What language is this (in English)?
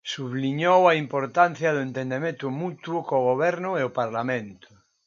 Galician